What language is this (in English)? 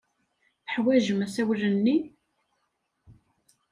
Kabyle